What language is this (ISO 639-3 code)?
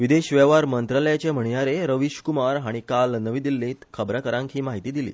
kok